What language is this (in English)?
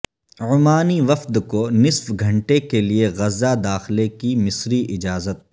Urdu